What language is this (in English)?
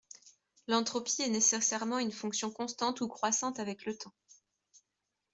French